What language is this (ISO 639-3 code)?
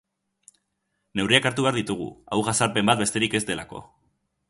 eus